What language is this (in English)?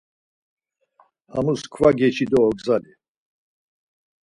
Laz